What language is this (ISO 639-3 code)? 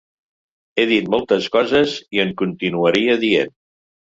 cat